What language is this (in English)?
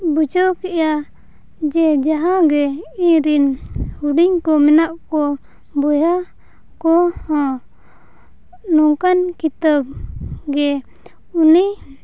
Santali